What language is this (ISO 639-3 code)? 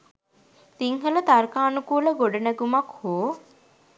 sin